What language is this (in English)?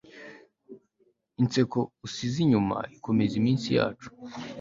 Kinyarwanda